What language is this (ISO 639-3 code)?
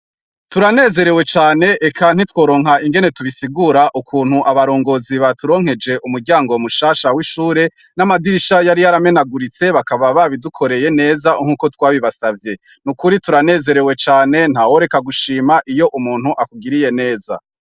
run